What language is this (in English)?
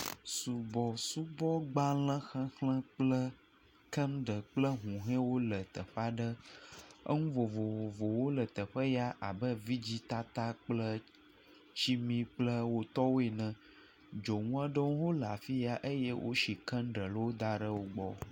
Ewe